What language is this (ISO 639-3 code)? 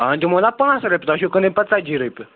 kas